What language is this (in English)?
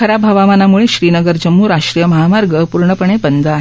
Marathi